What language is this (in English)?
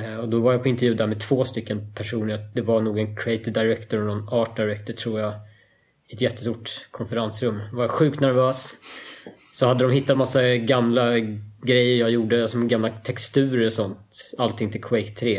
Swedish